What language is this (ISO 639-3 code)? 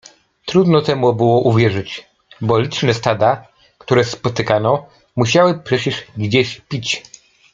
pol